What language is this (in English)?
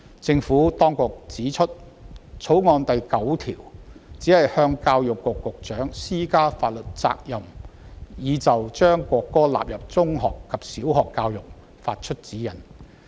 Cantonese